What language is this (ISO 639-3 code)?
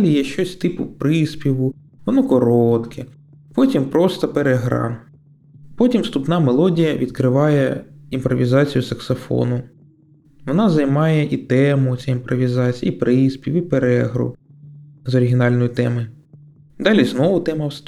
ukr